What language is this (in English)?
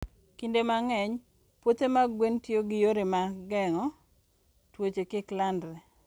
Luo (Kenya and Tanzania)